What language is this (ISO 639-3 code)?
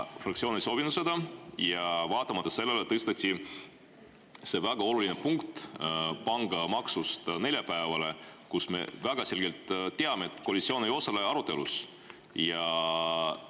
est